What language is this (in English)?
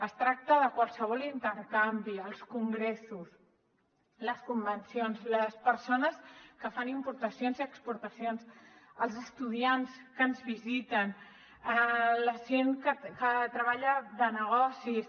Catalan